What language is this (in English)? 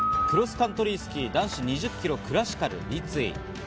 Japanese